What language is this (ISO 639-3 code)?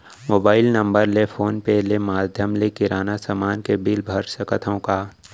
hne